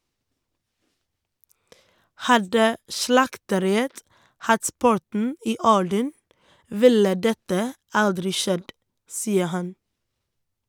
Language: Norwegian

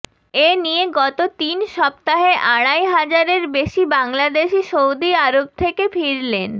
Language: Bangla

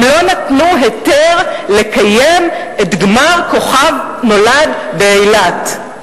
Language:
Hebrew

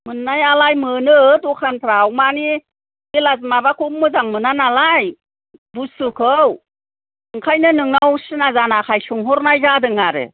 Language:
Bodo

